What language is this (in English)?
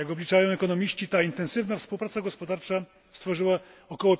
Polish